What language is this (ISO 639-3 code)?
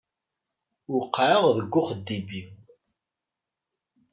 kab